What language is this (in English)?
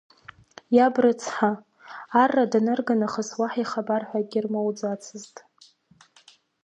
Abkhazian